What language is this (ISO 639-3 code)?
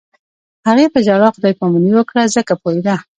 pus